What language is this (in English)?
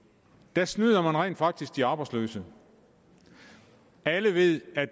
Danish